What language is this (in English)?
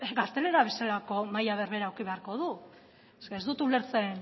Basque